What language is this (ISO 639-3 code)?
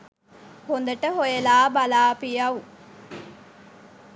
sin